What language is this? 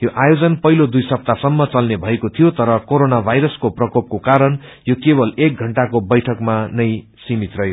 Nepali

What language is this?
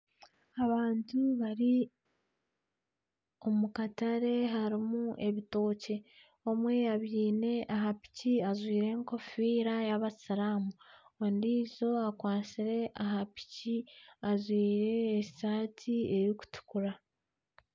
Nyankole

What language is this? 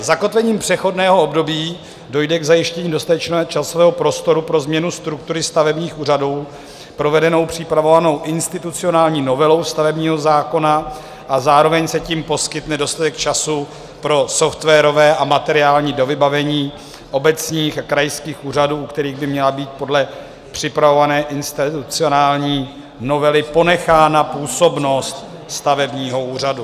Czech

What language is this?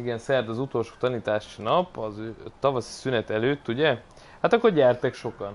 Hungarian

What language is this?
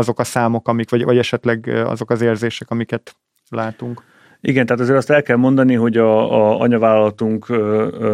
Hungarian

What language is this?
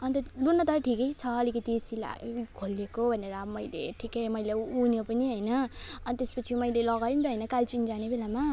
Nepali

